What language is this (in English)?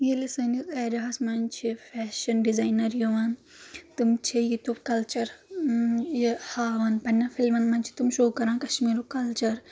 Kashmiri